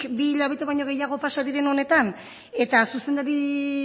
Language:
Basque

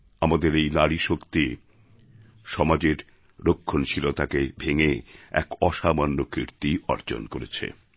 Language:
Bangla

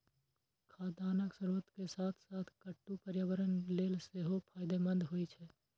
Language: Maithili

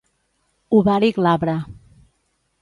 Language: Catalan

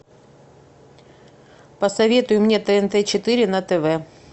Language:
Russian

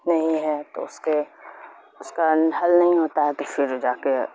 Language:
Urdu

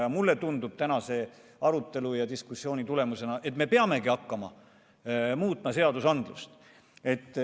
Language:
Estonian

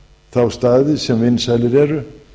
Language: Icelandic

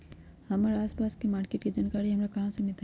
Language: Magahi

